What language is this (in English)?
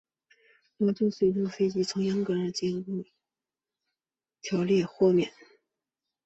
Chinese